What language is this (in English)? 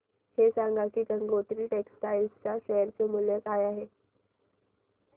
Marathi